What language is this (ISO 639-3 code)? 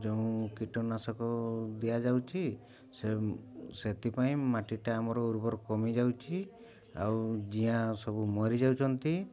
ori